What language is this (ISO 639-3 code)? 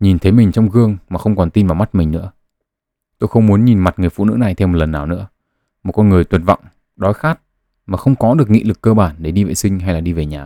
vie